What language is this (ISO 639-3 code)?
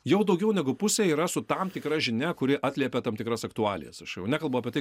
lit